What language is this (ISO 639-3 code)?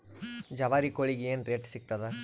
kan